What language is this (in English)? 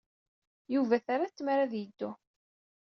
Kabyle